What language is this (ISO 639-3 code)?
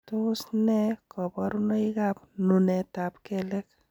kln